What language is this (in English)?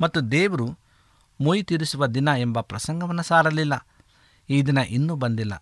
Kannada